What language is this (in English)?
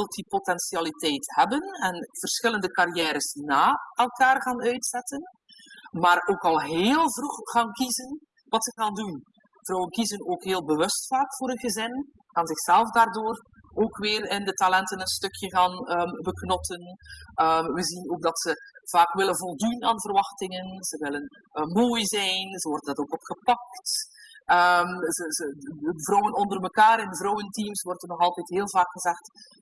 Dutch